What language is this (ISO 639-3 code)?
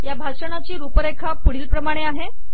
mar